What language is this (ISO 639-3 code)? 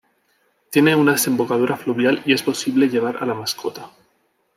spa